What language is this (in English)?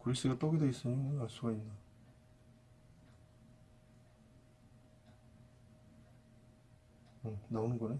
Korean